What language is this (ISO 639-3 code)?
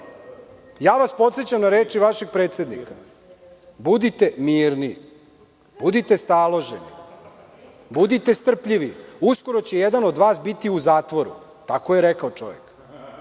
srp